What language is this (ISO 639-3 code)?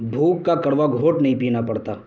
urd